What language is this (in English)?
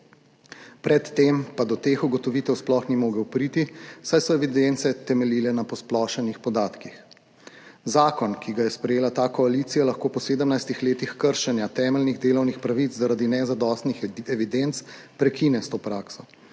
Slovenian